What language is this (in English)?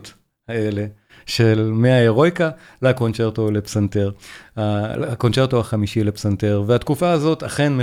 Hebrew